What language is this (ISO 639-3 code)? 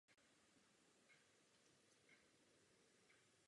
ces